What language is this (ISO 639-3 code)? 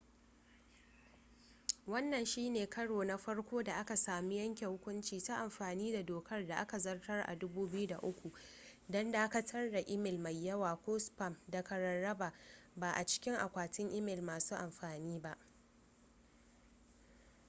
hau